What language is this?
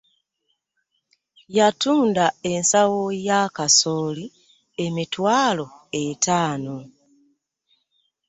Ganda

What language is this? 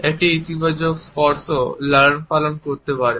Bangla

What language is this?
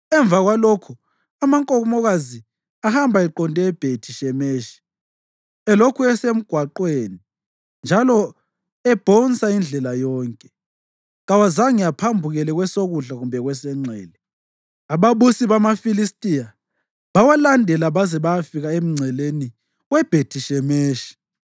North Ndebele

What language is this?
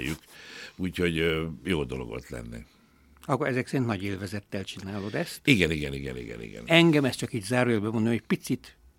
Hungarian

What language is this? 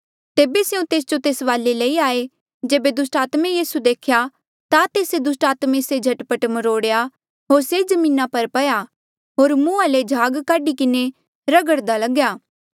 Mandeali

